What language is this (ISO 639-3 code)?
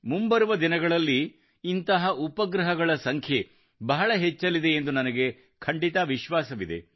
kan